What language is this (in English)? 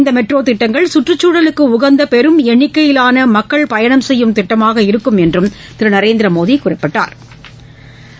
Tamil